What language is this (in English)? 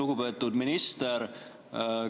Estonian